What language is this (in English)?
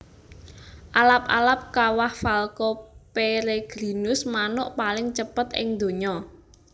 Javanese